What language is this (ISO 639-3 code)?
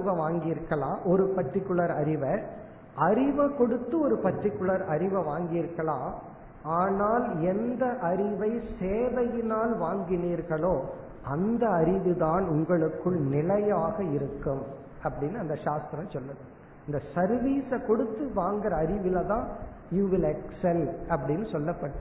tam